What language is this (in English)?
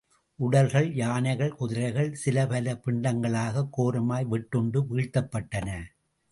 Tamil